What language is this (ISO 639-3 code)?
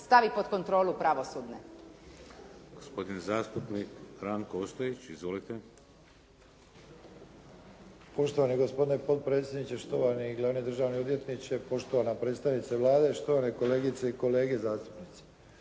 hrv